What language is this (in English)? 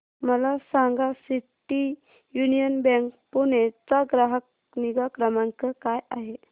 Marathi